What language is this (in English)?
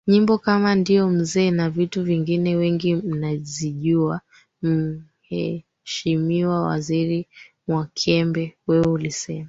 Swahili